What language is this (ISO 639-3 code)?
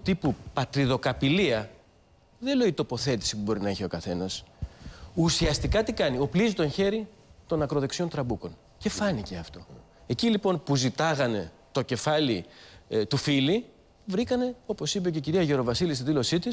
ell